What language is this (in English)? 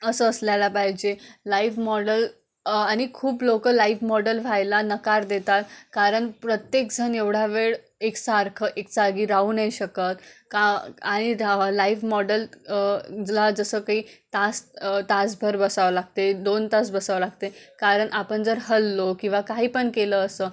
Marathi